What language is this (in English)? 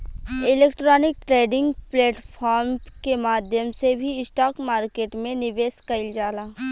Bhojpuri